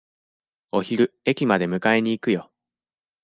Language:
Japanese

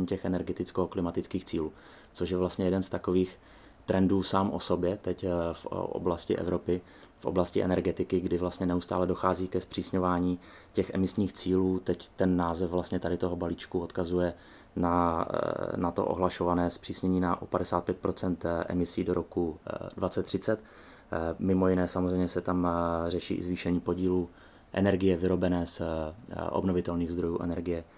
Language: Czech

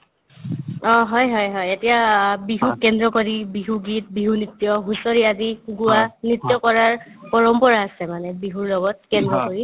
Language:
Assamese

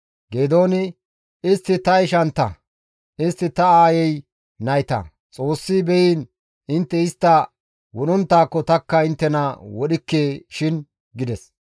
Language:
Gamo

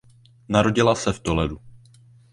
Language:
Czech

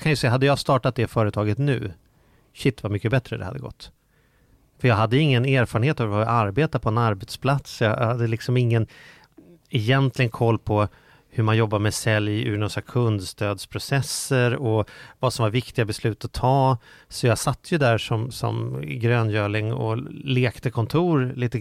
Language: Swedish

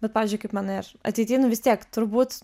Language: Lithuanian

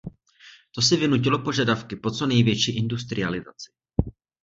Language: Czech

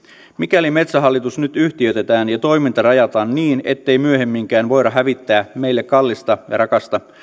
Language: Finnish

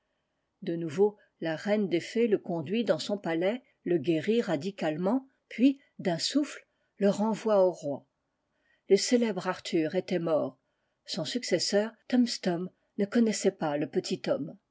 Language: French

